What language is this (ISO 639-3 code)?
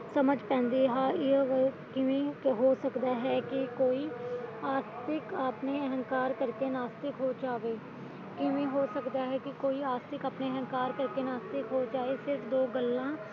pan